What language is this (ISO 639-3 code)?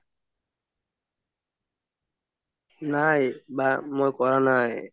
asm